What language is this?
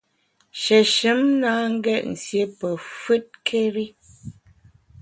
Bamun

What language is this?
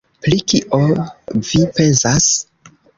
Esperanto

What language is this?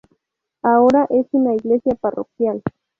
Spanish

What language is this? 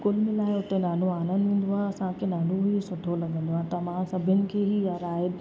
Sindhi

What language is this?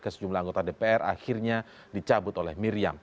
Indonesian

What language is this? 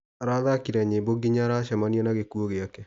Kikuyu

